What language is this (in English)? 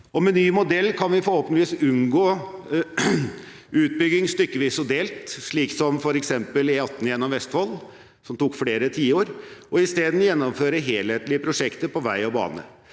Norwegian